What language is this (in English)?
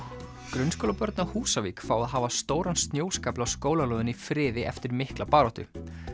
Icelandic